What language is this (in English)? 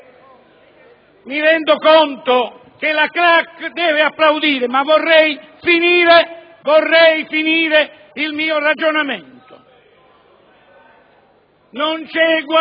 Italian